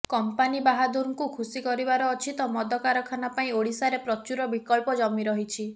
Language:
Odia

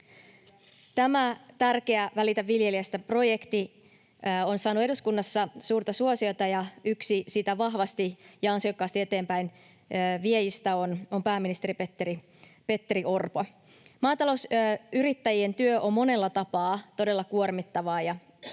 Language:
Finnish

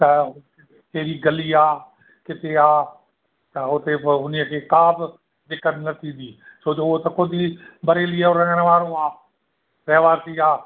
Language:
Sindhi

